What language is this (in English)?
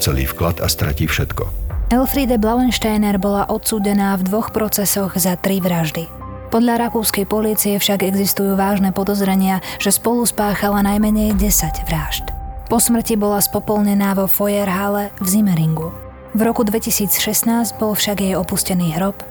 Slovak